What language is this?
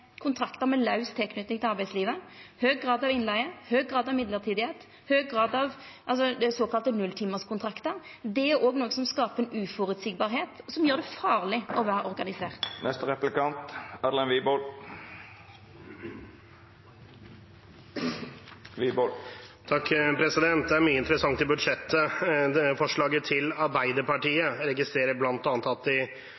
Norwegian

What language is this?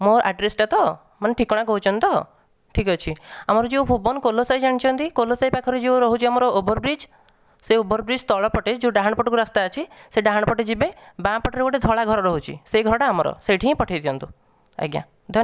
Odia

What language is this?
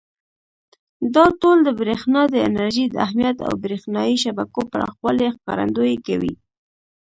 Pashto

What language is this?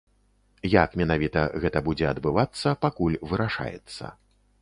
Belarusian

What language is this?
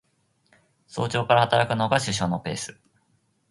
Japanese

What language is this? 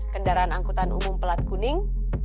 Indonesian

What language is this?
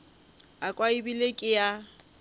Northern Sotho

